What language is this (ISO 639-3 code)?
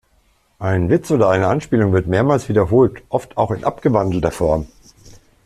deu